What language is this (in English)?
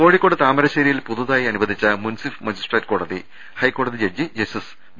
Malayalam